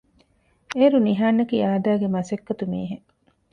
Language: Divehi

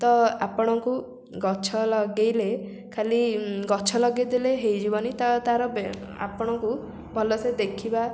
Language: Odia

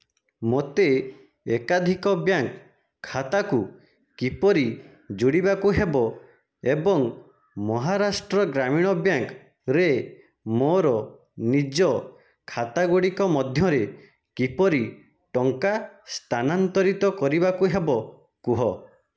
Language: Odia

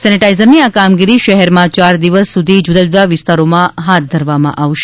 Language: Gujarati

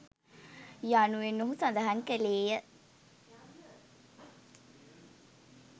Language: Sinhala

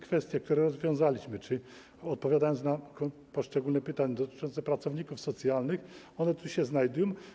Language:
Polish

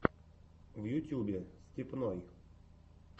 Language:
Russian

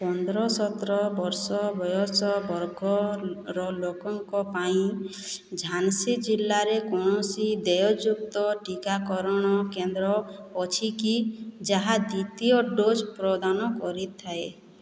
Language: Odia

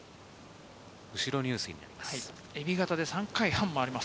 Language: Japanese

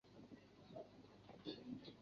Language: Chinese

